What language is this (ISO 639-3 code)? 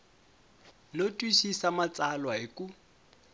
tso